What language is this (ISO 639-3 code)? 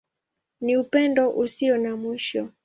swa